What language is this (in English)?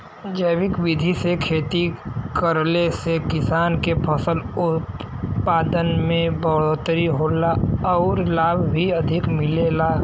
Bhojpuri